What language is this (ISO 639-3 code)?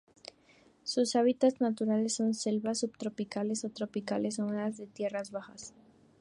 spa